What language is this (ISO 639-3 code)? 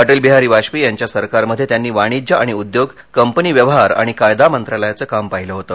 mar